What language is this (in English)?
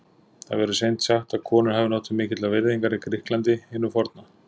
Icelandic